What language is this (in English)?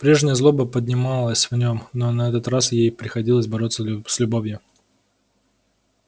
Russian